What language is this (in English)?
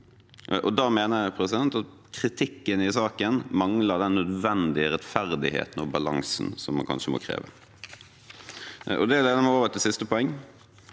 Norwegian